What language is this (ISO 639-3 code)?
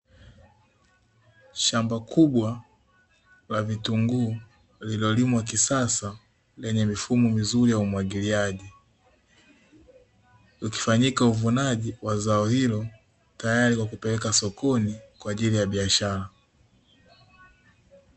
swa